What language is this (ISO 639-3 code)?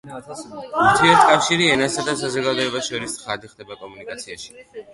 kat